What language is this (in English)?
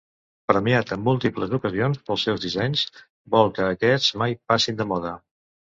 Catalan